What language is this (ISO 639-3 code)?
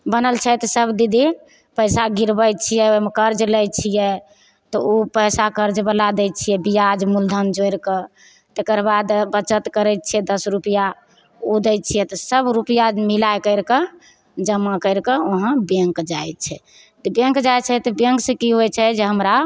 mai